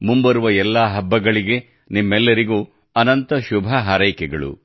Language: Kannada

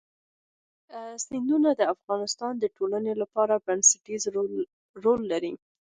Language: Pashto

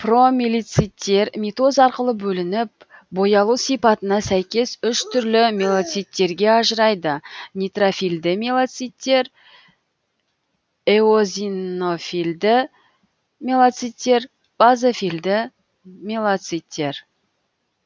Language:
Kazakh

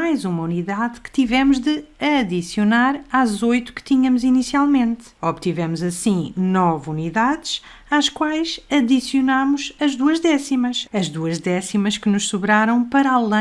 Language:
Portuguese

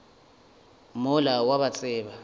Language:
Northern Sotho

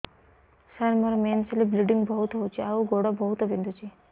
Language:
Odia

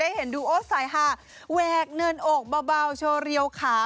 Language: Thai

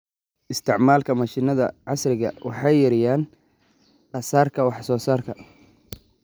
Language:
Somali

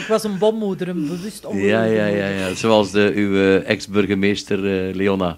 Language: Dutch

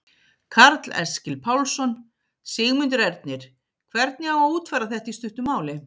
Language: Icelandic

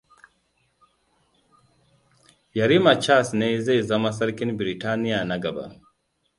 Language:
Hausa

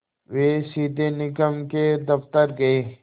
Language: Hindi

